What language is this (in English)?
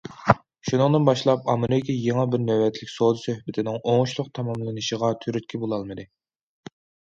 Uyghur